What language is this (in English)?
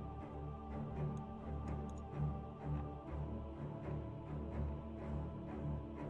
Korean